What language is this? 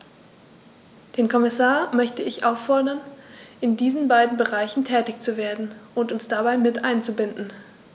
German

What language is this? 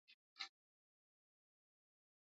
Swahili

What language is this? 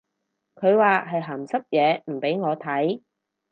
Cantonese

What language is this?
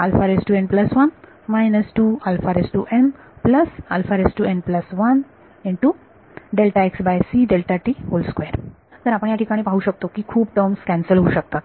Marathi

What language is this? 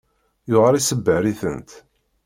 Kabyle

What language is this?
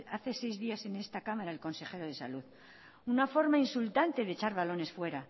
Spanish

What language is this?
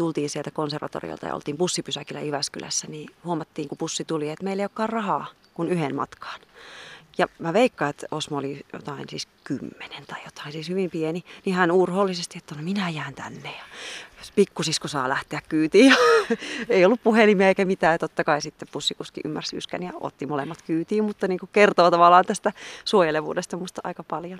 Finnish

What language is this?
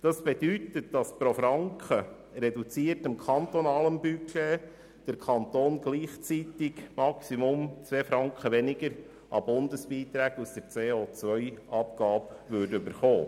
Swiss German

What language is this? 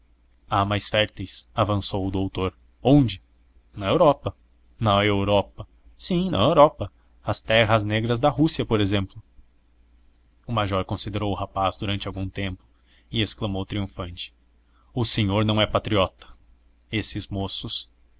Portuguese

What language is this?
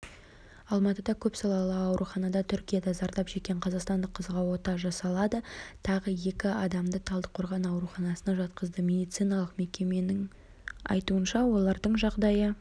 Kazakh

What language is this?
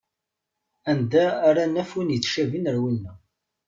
Kabyle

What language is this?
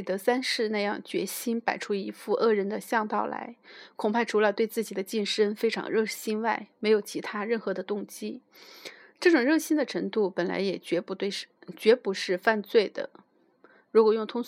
Chinese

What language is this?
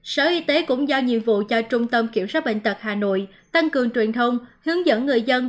Vietnamese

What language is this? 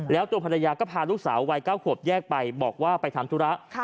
Thai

